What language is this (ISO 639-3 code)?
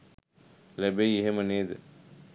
sin